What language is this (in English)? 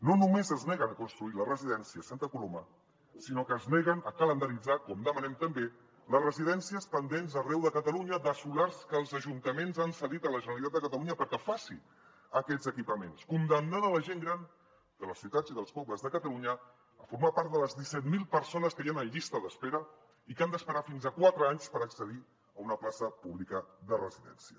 Catalan